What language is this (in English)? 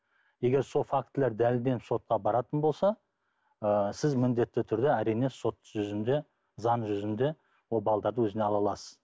Kazakh